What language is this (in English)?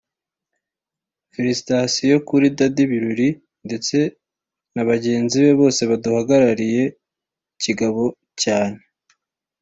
Kinyarwanda